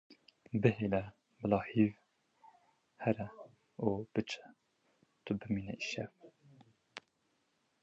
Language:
Kurdish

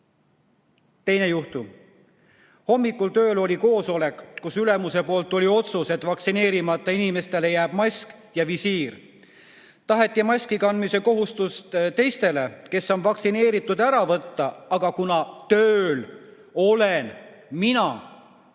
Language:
Estonian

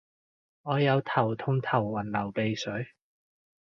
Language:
Cantonese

